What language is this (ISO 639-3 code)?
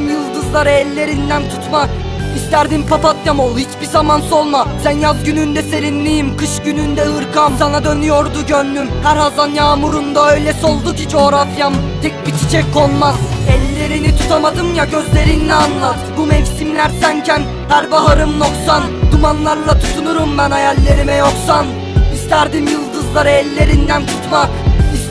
tur